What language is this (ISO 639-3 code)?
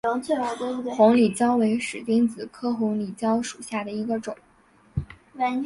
zho